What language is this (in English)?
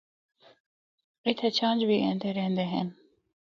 Northern Hindko